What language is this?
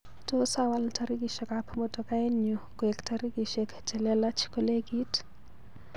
Kalenjin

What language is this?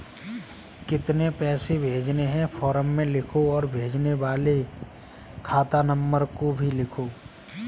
Hindi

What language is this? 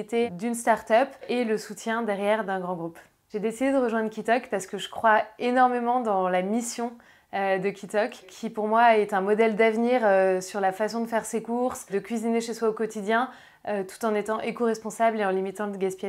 French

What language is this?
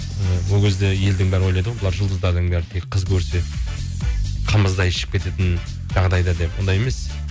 Kazakh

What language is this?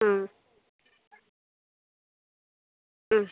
Malayalam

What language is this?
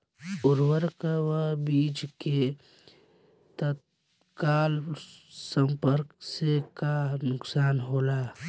Bhojpuri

